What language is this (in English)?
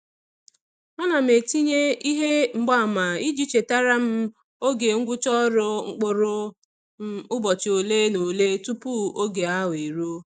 Igbo